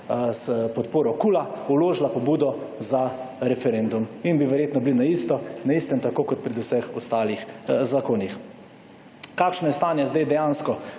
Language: Slovenian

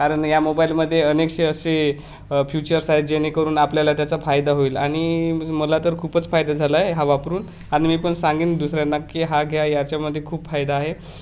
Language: Marathi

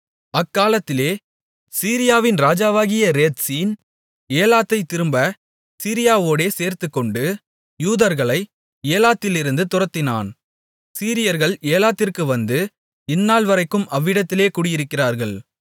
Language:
Tamil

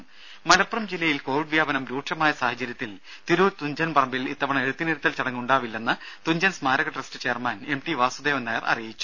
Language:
Malayalam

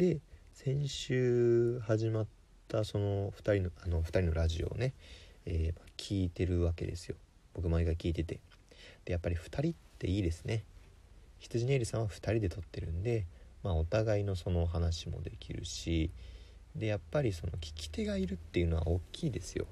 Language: Japanese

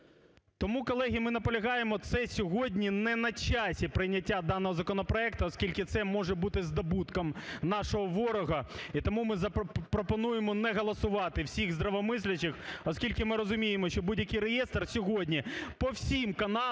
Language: Ukrainian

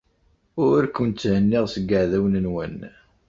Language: Kabyle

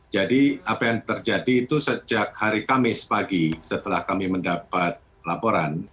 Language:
Indonesian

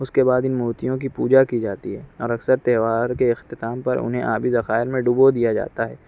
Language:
Urdu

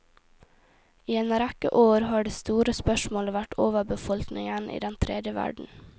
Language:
Norwegian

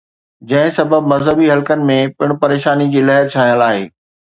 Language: Sindhi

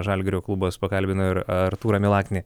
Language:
Lithuanian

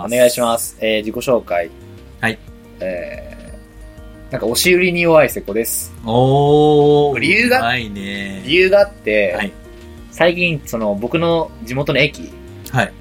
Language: Japanese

